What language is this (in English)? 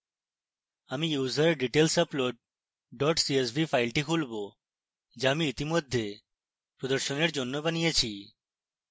Bangla